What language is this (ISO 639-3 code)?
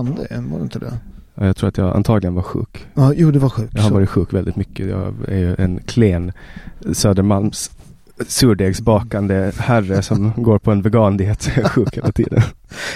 swe